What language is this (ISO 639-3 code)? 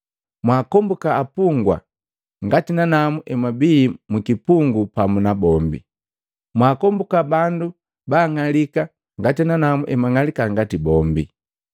mgv